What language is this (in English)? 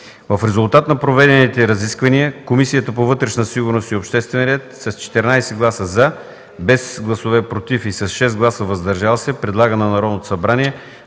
Bulgarian